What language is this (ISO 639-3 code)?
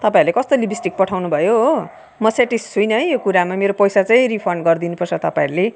nep